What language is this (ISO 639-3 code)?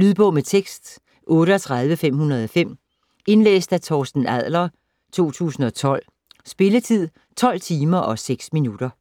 dan